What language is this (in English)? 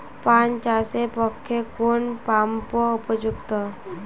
Bangla